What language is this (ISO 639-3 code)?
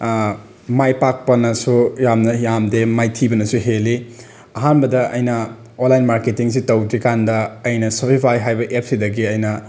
mni